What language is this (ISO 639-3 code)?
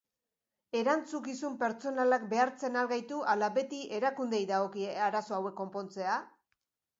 eus